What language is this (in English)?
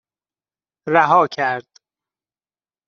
Persian